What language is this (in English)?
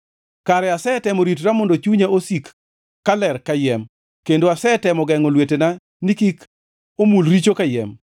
Luo (Kenya and Tanzania)